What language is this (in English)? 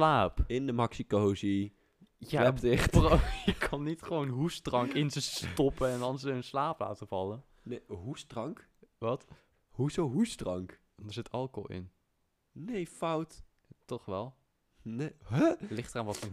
Dutch